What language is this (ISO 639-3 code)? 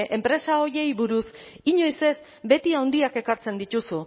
eus